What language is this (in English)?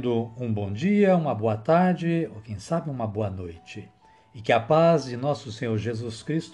Portuguese